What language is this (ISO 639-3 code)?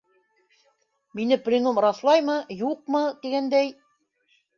bak